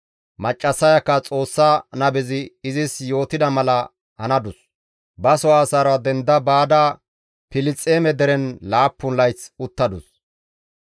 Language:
Gamo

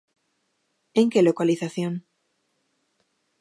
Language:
Galician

